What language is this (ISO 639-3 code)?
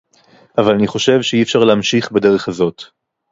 heb